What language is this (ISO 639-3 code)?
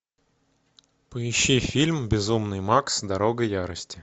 rus